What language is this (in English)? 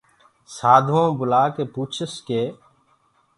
Gurgula